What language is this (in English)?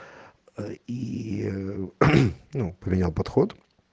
Russian